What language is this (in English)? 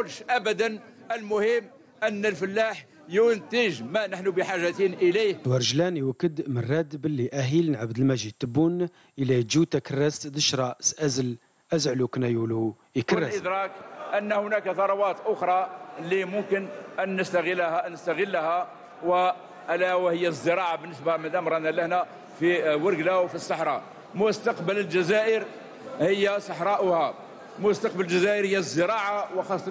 Arabic